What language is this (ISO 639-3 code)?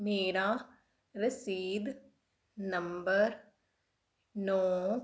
pan